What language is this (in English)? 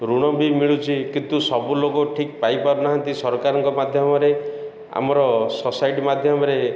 Odia